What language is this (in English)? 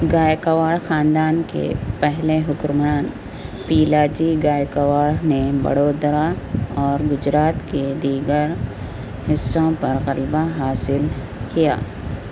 Urdu